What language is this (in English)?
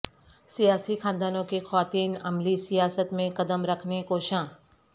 Urdu